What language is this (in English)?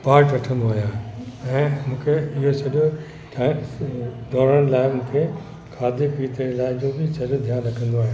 Sindhi